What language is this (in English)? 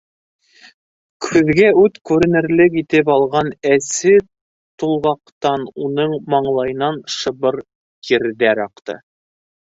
Bashkir